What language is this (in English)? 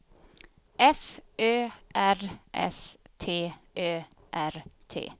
Swedish